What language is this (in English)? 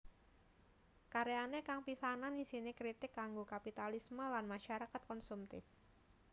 Javanese